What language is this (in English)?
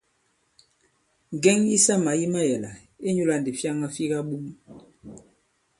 Bankon